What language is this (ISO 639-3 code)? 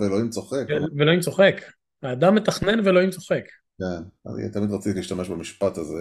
heb